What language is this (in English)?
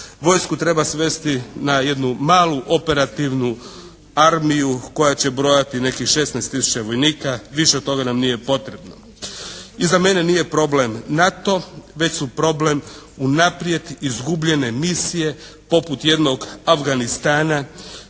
Croatian